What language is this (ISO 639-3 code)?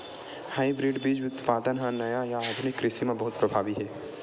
hne